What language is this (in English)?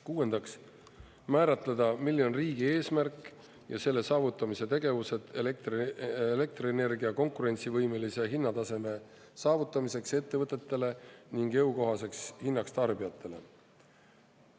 Estonian